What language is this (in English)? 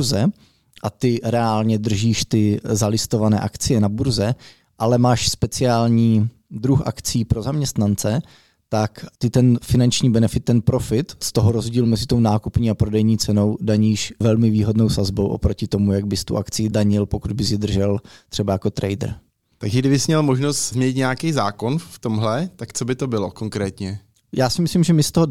Czech